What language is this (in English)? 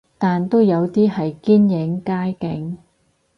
Cantonese